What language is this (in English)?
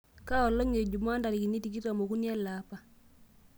Masai